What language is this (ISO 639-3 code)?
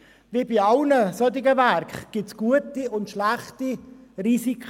gsw